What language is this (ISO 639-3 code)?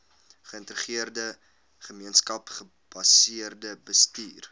afr